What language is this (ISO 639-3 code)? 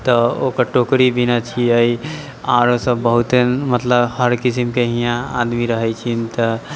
mai